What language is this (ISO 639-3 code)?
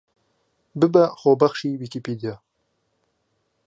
ckb